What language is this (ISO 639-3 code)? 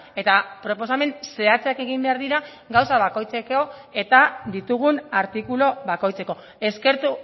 eus